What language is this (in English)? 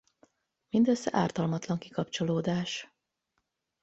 Hungarian